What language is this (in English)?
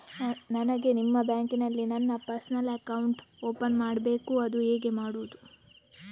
Kannada